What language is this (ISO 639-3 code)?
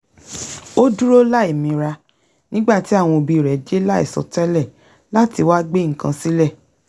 yor